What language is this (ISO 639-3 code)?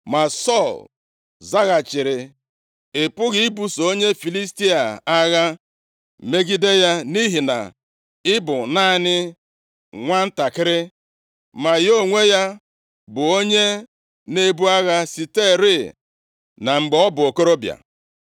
ibo